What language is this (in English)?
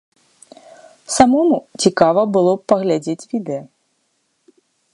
Belarusian